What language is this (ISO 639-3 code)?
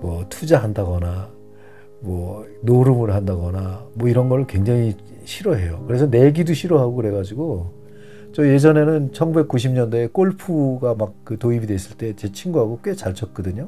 kor